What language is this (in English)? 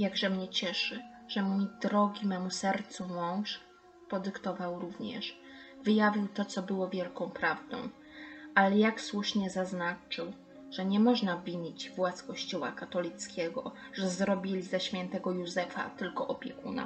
Polish